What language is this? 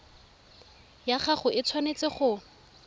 Tswana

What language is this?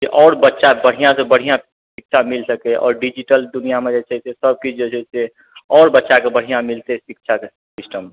Maithili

